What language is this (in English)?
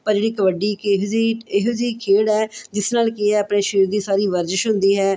Punjabi